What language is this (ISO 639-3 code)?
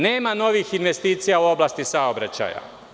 srp